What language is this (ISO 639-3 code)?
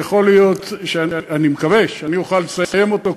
heb